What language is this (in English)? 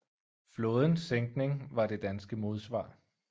Danish